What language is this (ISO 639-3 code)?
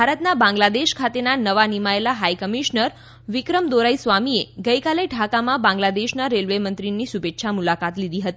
guj